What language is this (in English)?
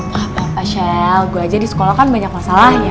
Indonesian